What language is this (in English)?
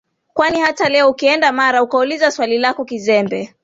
Swahili